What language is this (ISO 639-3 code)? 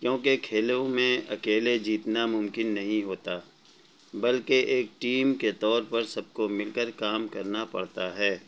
urd